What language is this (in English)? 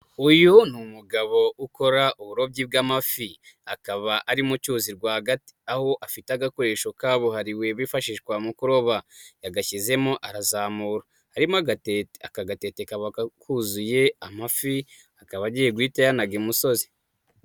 Kinyarwanda